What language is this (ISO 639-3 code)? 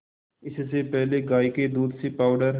hin